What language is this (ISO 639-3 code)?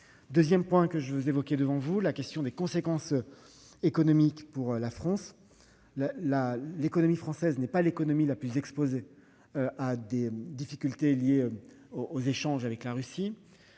fra